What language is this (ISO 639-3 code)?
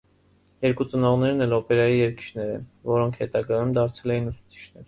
hye